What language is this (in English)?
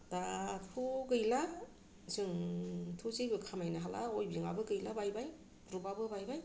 Bodo